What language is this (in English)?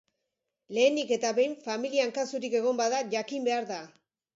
Basque